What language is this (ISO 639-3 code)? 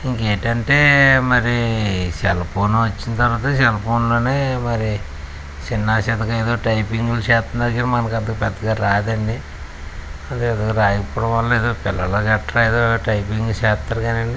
tel